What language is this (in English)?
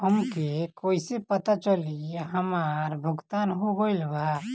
Bhojpuri